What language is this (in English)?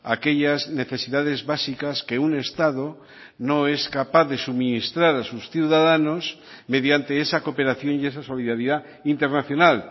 Spanish